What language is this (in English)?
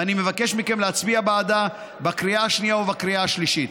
Hebrew